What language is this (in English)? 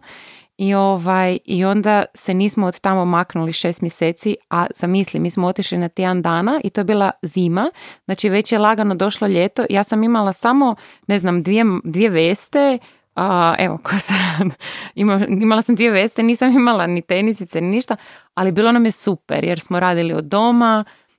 Croatian